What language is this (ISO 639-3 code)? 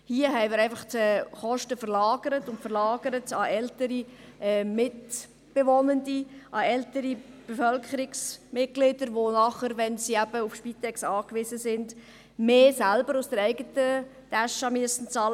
gsw